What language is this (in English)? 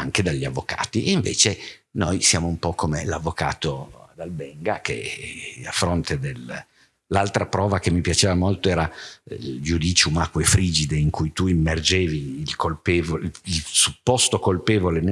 Italian